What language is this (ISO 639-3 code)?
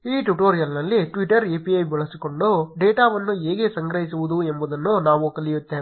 kan